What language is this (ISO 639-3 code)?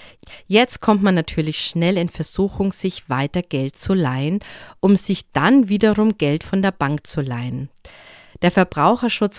deu